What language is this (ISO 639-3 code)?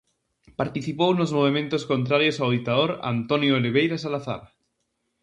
glg